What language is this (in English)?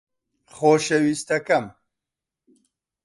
Central Kurdish